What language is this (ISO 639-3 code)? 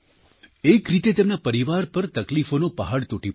guj